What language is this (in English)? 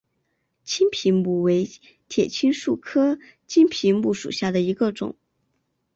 Chinese